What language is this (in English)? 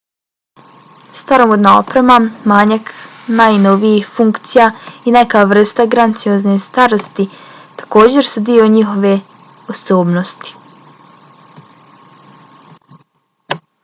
Bosnian